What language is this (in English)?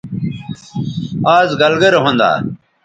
Bateri